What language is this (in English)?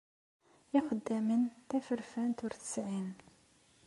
Kabyle